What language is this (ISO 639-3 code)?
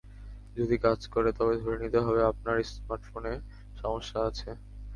ben